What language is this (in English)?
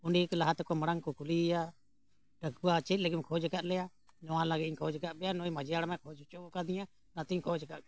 Santali